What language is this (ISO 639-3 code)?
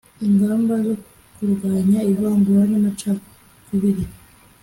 kin